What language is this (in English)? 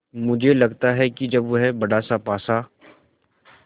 Hindi